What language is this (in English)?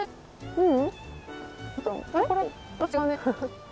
Japanese